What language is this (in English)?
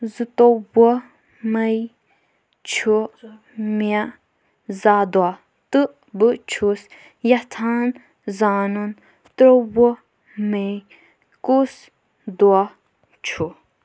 Kashmiri